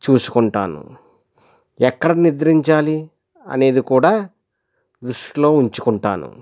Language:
Telugu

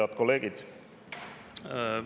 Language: Estonian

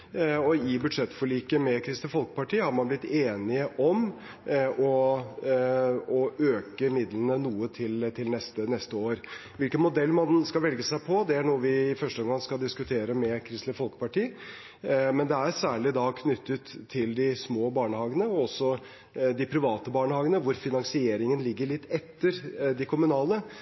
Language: Norwegian Bokmål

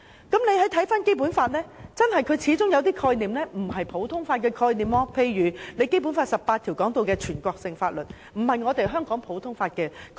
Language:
Cantonese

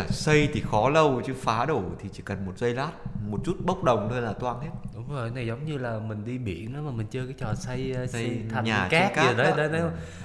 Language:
Vietnamese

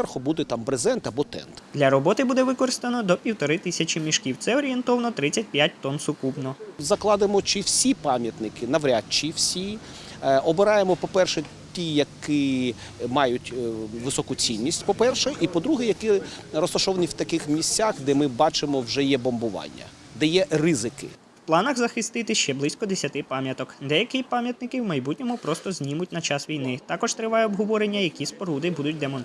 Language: Ukrainian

